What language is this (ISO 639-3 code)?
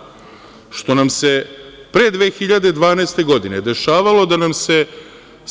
srp